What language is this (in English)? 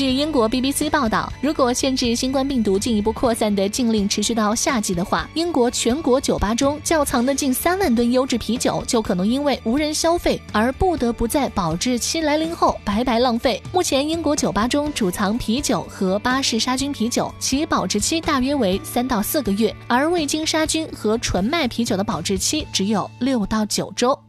Chinese